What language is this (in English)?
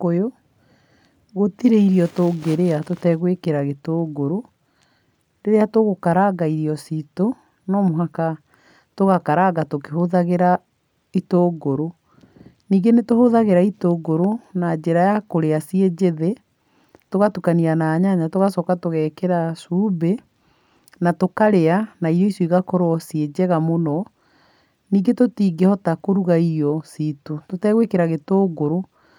Kikuyu